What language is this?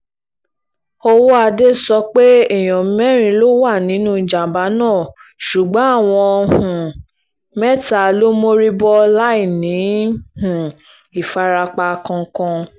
Yoruba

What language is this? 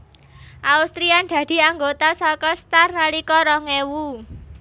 Javanese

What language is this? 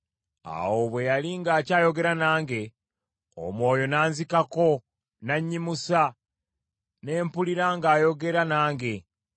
Ganda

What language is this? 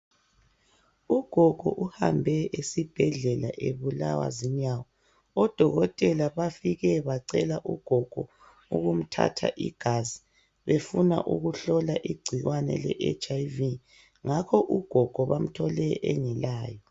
North Ndebele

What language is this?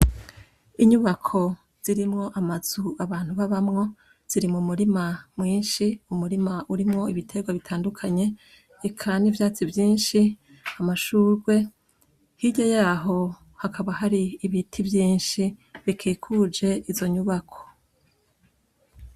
Rundi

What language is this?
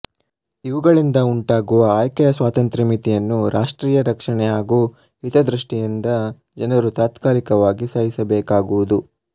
Kannada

